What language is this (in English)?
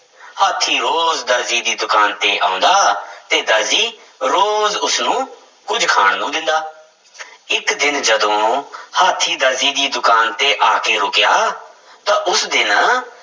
Punjabi